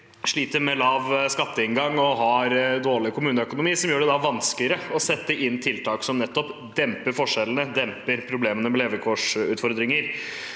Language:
Norwegian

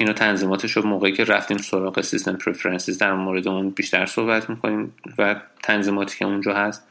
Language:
Persian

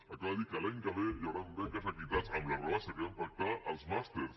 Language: Catalan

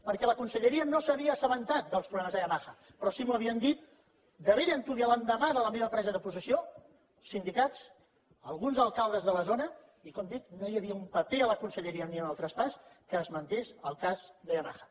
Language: Catalan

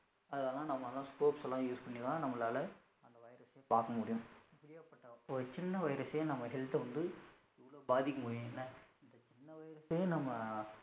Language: Tamil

